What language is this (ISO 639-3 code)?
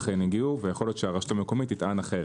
heb